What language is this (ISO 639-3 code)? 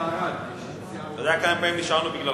heb